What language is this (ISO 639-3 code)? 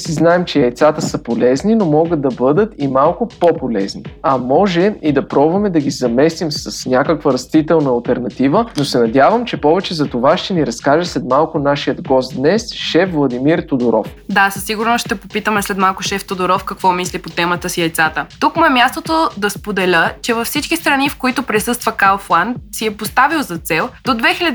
bul